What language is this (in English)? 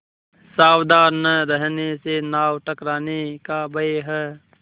Hindi